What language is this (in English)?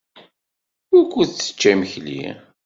Kabyle